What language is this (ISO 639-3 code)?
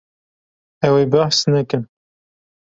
kur